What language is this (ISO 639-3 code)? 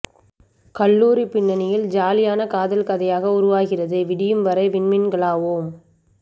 tam